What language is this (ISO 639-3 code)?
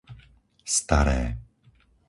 slk